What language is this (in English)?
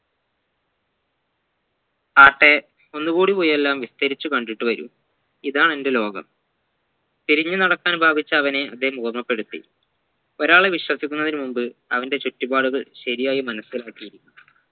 Malayalam